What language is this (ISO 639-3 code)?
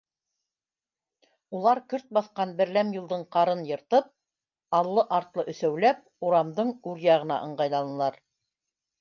bak